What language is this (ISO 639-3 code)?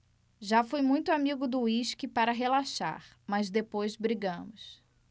por